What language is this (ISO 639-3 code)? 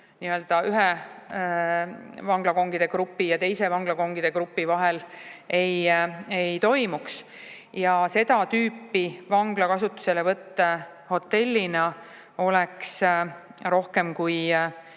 est